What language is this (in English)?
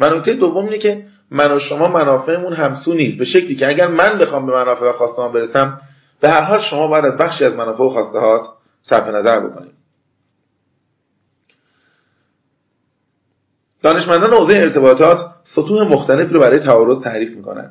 Persian